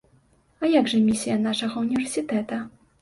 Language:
Belarusian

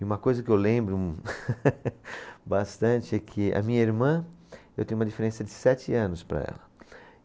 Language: Portuguese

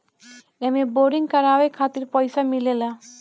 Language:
Bhojpuri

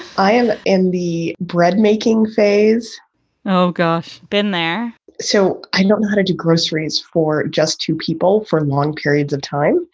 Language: English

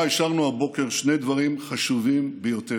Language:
Hebrew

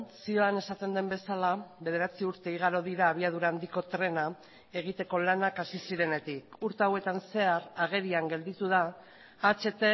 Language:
Basque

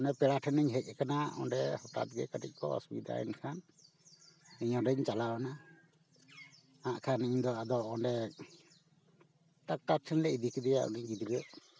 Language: Santali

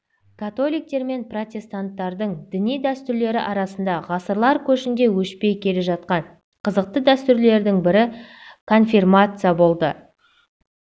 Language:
Kazakh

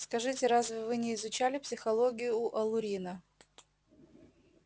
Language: Russian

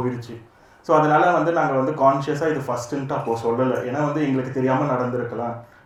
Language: Tamil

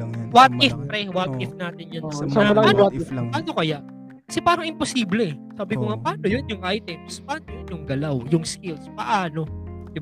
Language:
Filipino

